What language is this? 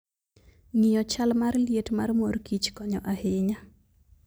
Luo (Kenya and Tanzania)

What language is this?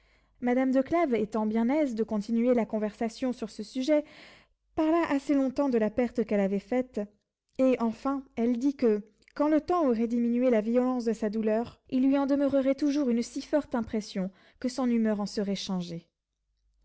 French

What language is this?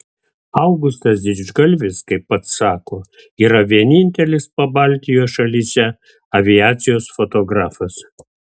Lithuanian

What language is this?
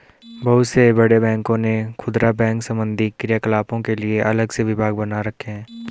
Hindi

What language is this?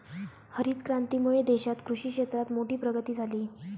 Marathi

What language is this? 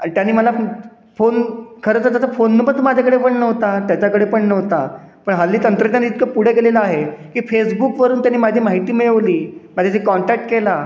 Marathi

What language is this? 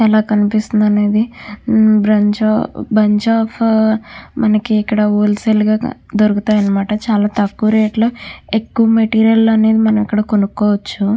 Telugu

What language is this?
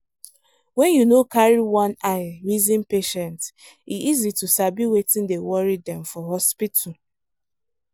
Nigerian Pidgin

